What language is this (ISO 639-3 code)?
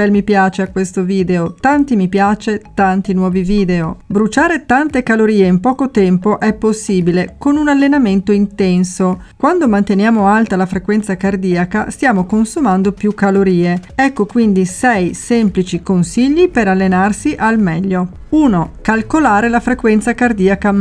ita